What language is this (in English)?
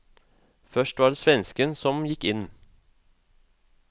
Norwegian